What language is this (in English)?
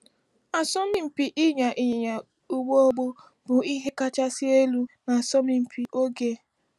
Igbo